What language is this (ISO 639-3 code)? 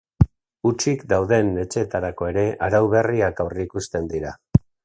eus